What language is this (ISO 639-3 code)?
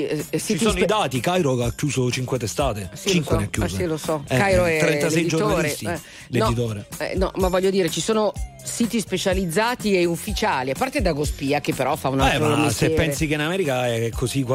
ita